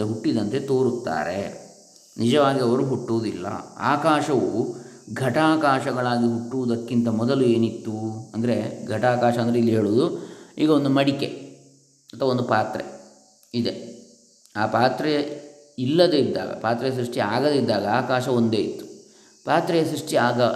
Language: Kannada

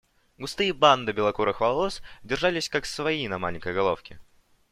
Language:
Russian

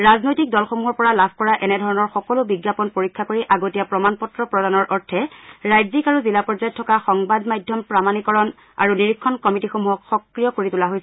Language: Assamese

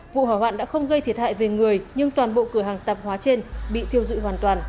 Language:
Vietnamese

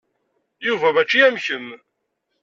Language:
Kabyle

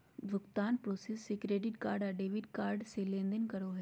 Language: Magahi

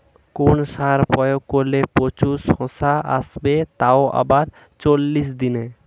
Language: Bangla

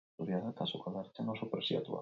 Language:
Basque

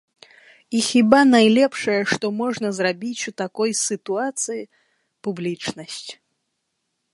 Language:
Belarusian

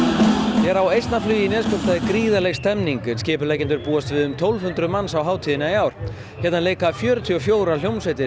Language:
Icelandic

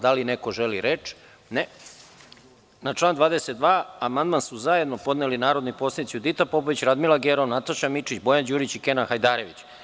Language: Serbian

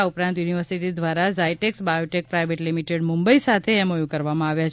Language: Gujarati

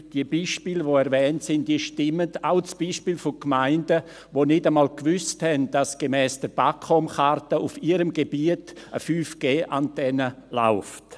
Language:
Swiss German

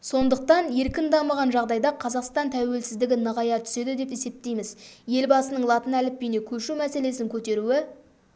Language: Kazakh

